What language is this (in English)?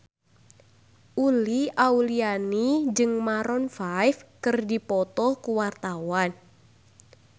Sundanese